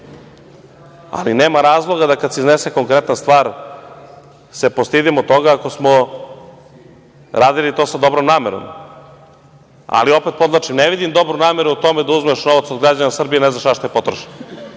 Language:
Serbian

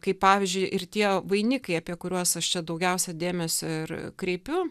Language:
Lithuanian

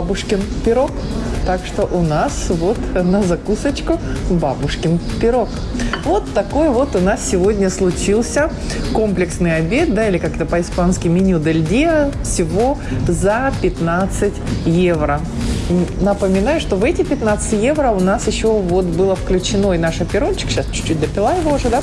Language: Russian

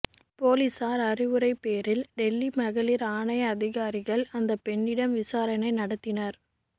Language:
Tamil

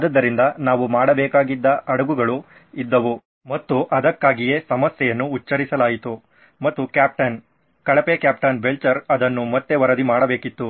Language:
Kannada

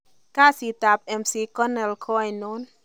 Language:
Kalenjin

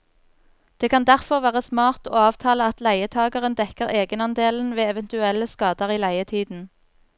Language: Norwegian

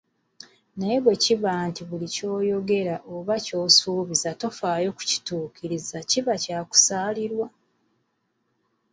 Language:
Ganda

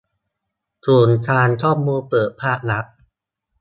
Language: Thai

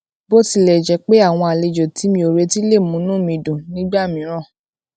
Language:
Yoruba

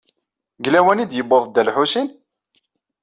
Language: Kabyle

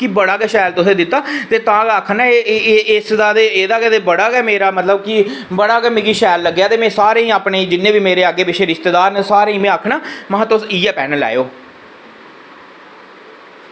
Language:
Dogri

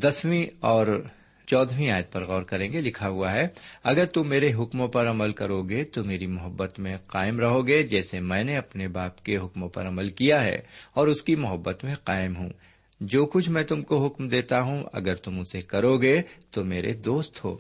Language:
Urdu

